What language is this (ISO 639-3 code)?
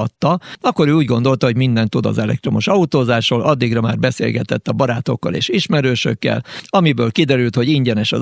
hun